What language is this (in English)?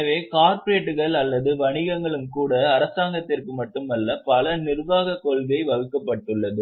Tamil